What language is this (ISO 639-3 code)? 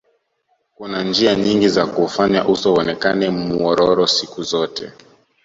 swa